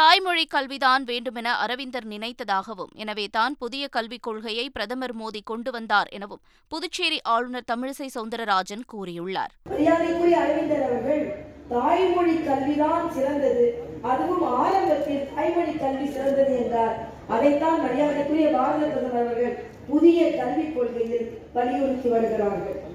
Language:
Tamil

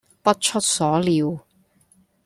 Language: Cantonese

